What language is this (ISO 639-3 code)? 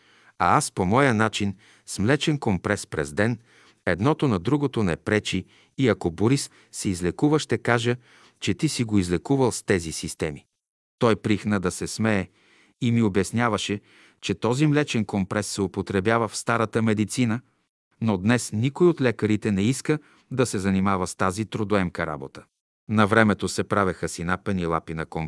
bul